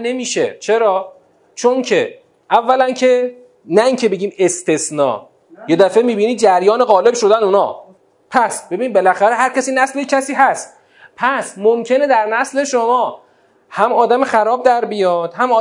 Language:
Persian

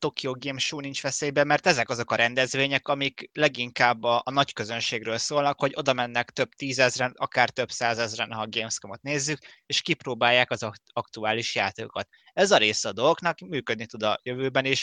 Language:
Hungarian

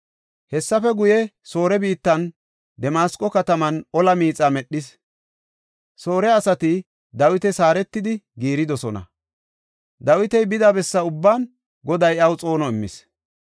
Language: Gofa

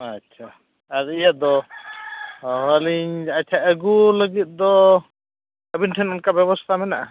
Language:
Santali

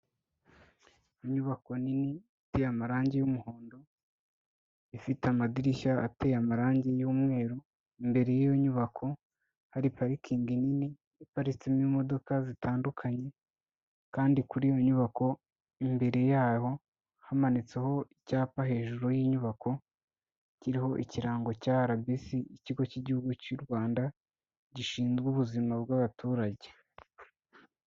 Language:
Kinyarwanda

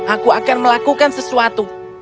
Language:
Indonesian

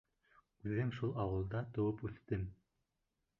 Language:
Bashkir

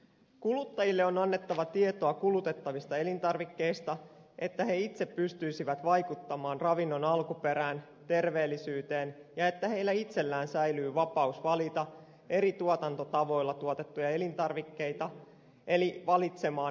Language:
Finnish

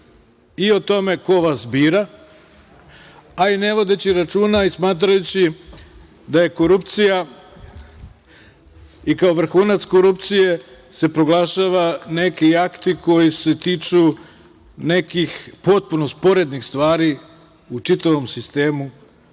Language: Serbian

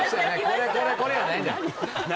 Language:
Japanese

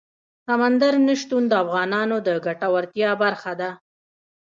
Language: Pashto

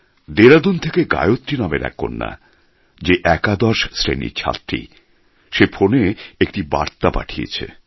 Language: Bangla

